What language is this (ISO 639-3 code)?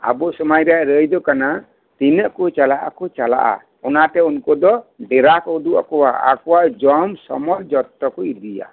sat